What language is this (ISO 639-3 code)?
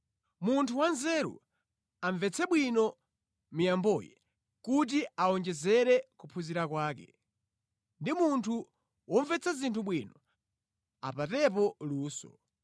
nya